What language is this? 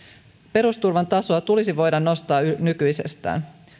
Finnish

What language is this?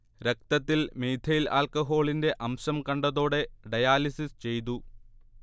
Malayalam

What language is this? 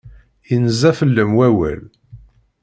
Kabyle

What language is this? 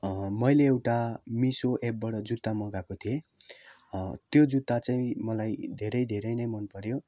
Nepali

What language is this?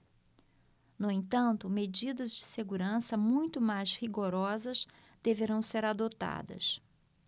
Portuguese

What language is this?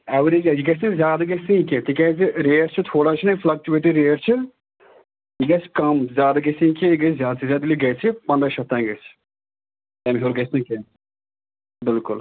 Kashmiri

